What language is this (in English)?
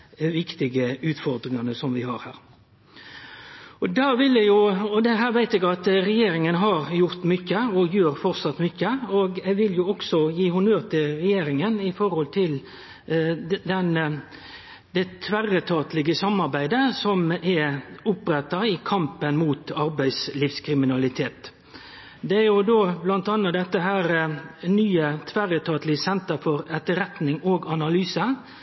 Norwegian Nynorsk